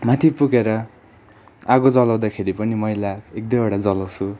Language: Nepali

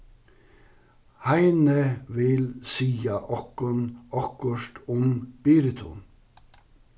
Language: Faroese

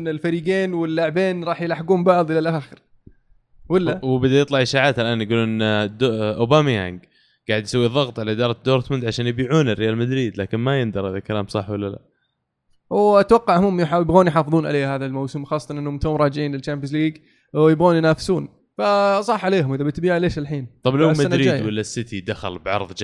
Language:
Arabic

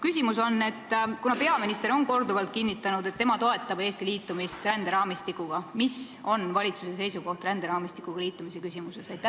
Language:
Estonian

